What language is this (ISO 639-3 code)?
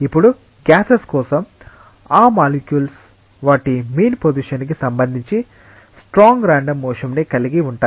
tel